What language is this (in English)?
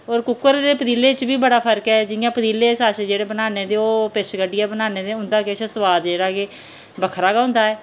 Dogri